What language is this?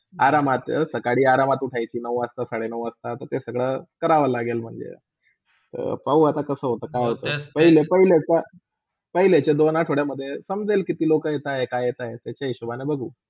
Marathi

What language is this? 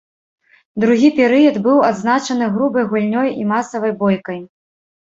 Belarusian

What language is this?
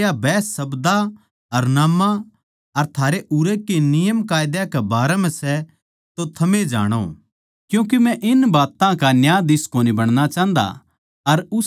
Haryanvi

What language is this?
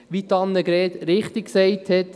Swiss German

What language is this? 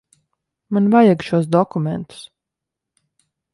Latvian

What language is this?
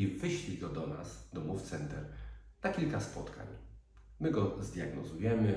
Polish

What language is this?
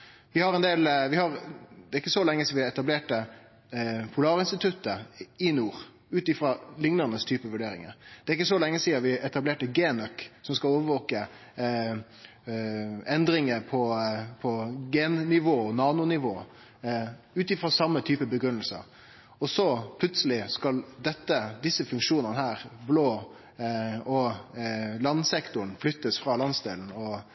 Norwegian Nynorsk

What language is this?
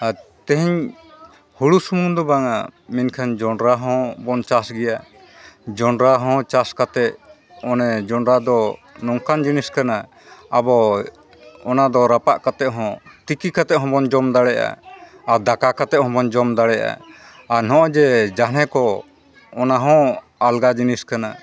Santali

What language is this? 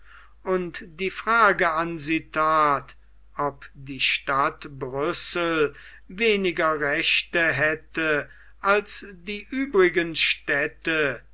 German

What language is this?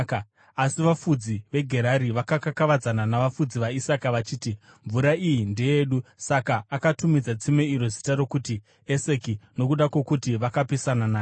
Shona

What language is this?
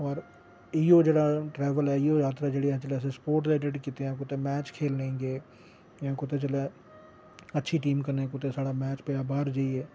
Dogri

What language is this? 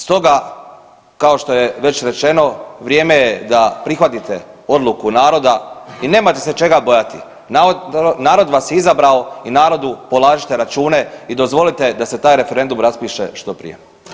Croatian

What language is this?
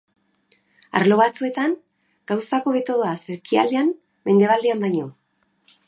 Basque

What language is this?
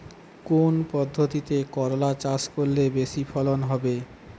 Bangla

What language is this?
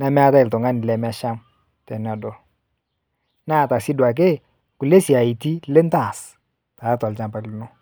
Masai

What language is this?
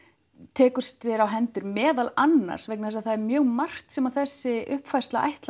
Icelandic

